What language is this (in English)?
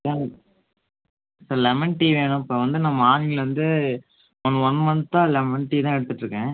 Tamil